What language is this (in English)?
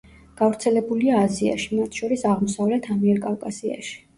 Georgian